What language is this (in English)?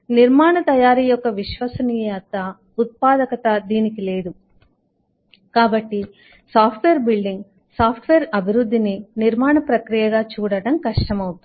Telugu